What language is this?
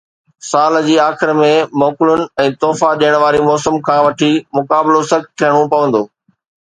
Sindhi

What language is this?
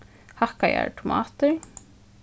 Faroese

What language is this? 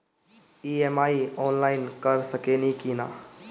Bhojpuri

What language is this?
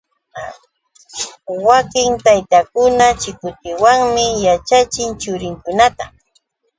Yauyos Quechua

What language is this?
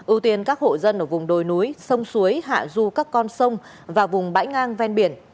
Vietnamese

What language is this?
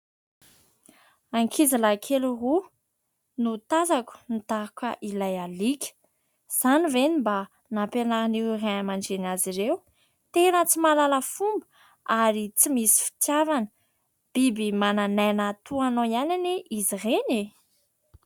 Malagasy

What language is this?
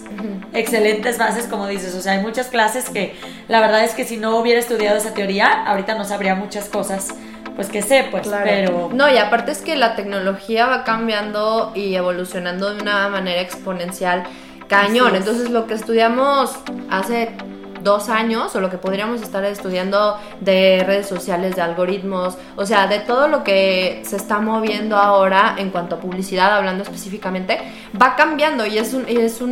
Spanish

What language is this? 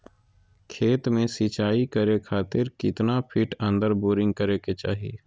Magahi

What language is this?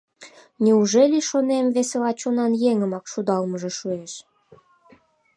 Mari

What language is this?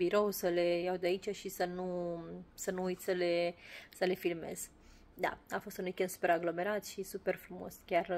Romanian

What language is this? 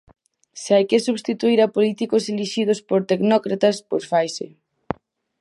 Galician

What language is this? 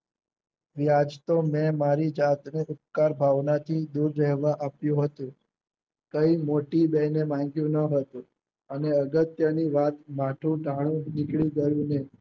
Gujarati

